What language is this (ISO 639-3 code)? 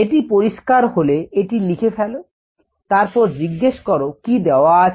ben